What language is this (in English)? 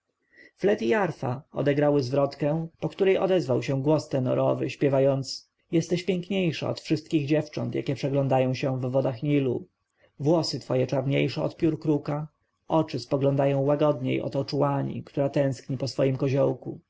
Polish